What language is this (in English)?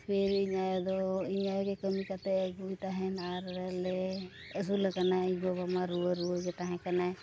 Santali